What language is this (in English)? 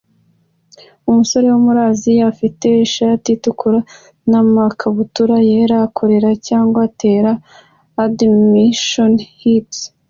Kinyarwanda